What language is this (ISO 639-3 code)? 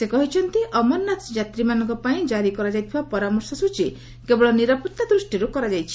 ori